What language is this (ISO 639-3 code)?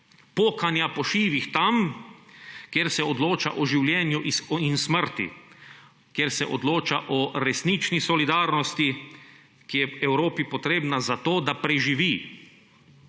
slv